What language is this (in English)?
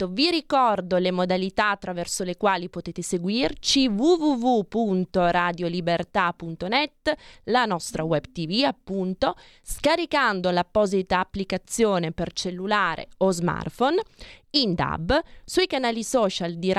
Italian